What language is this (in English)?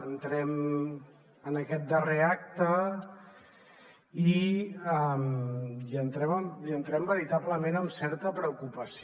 Catalan